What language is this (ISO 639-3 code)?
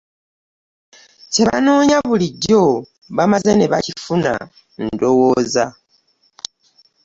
lug